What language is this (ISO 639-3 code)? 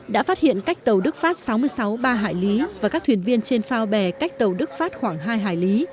vie